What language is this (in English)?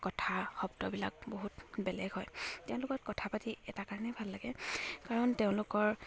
Assamese